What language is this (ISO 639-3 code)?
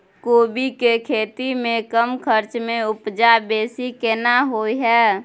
mai